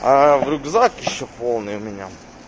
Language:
Russian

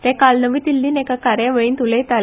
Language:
Konkani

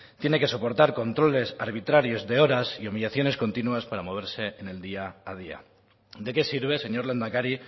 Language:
Spanish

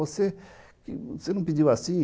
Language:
Portuguese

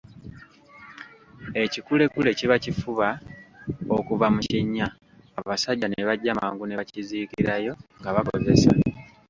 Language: Ganda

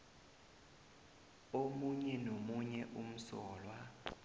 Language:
South Ndebele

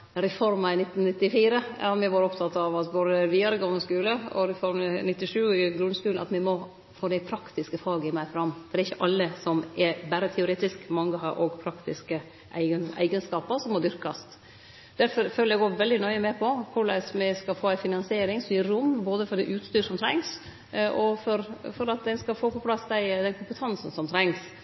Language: Norwegian Nynorsk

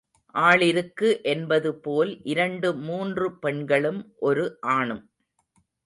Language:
Tamil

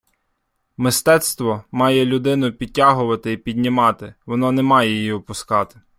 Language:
Ukrainian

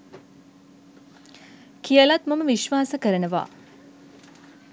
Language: Sinhala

